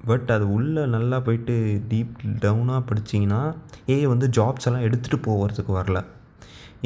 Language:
Tamil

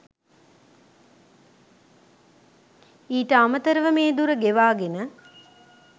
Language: Sinhala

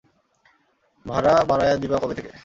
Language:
Bangla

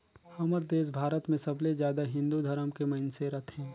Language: Chhattisgarhi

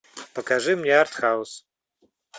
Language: Russian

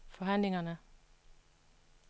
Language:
Danish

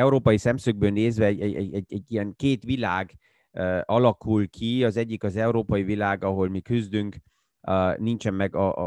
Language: Hungarian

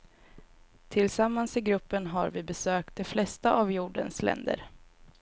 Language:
Swedish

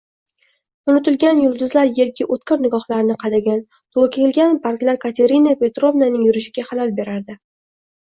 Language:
Uzbek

